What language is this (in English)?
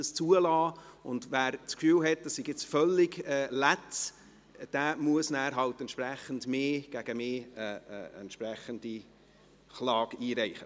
Swiss German